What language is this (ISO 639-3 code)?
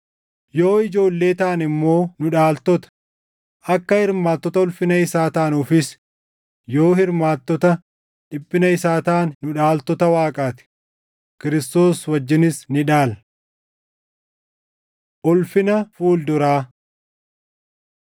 orm